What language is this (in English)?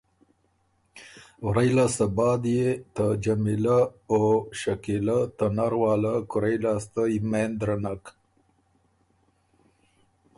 Ormuri